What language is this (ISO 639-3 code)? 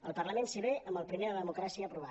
cat